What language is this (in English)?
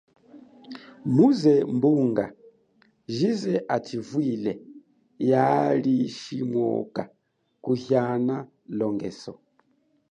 Chokwe